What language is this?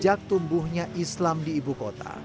Indonesian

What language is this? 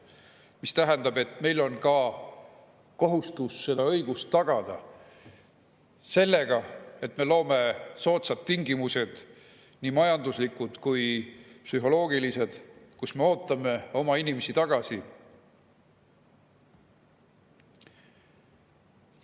Estonian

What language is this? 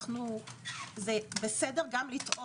Hebrew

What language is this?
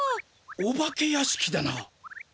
Japanese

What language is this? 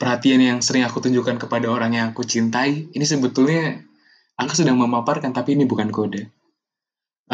Indonesian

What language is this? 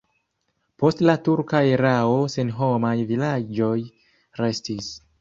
Esperanto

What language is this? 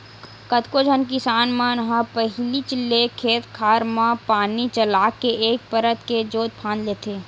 Chhattisgarhi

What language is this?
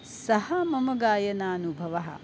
Sanskrit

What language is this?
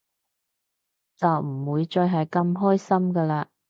Cantonese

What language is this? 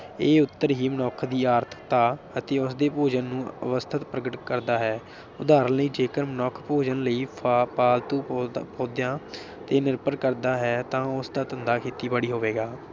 Punjabi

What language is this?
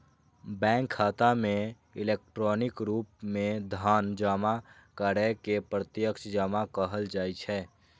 Maithili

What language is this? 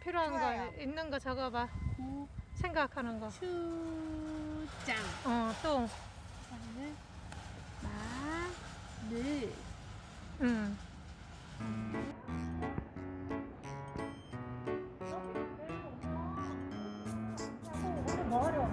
Korean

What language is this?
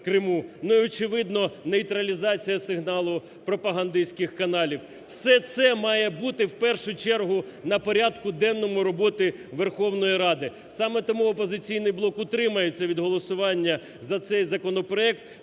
Ukrainian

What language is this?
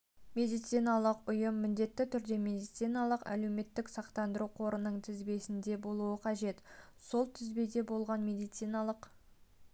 Kazakh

